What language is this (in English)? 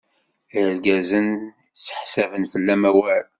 Kabyle